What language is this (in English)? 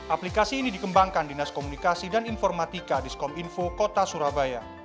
Indonesian